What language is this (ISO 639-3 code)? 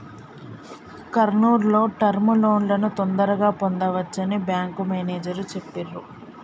tel